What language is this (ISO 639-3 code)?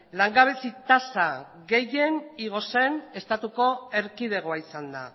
eus